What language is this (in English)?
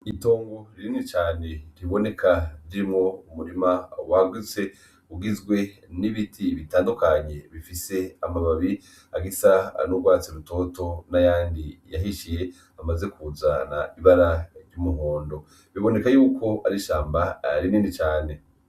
Rundi